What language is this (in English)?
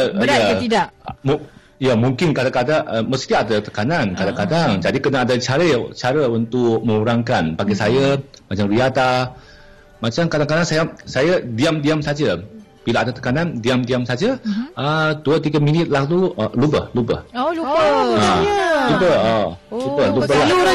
Malay